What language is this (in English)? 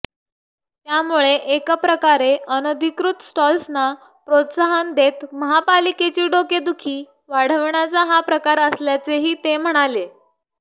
Marathi